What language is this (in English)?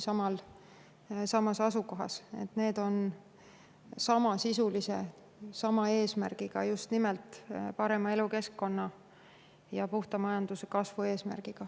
Estonian